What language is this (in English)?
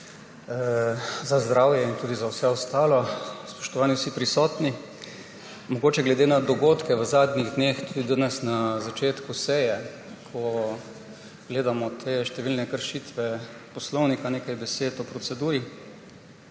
Slovenian